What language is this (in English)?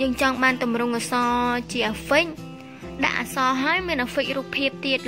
Vietnamese